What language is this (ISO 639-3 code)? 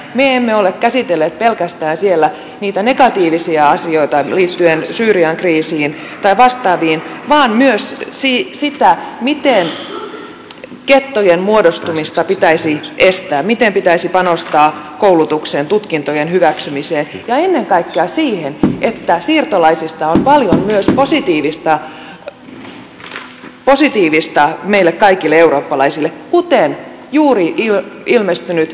fin